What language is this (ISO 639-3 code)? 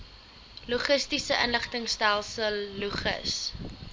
afr